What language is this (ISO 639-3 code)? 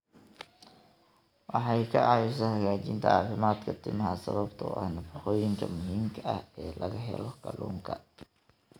som